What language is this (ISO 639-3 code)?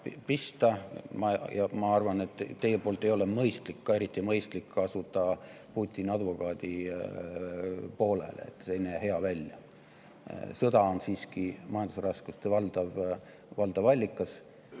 est